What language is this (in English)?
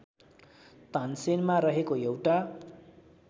Nepali